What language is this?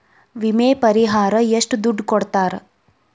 Kannada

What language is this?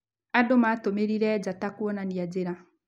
Kikuyu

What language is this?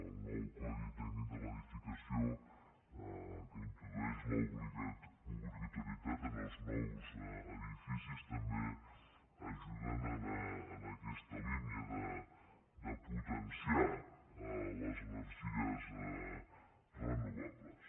Catalan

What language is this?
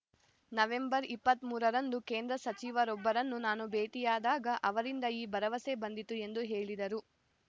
Kannada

